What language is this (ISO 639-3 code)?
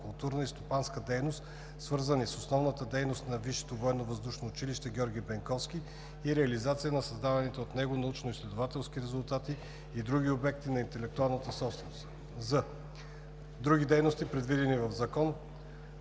bul